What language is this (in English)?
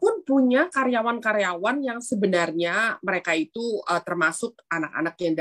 Indonesian